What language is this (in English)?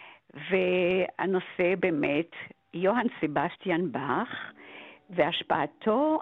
Hebrew